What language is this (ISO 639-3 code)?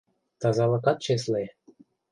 chm